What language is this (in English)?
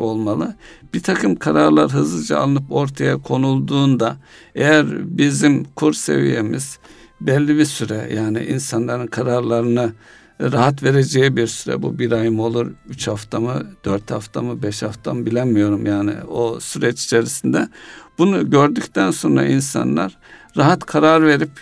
Turkish